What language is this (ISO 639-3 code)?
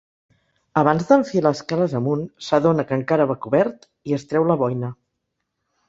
cat